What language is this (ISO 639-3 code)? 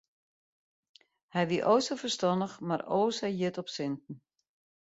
fry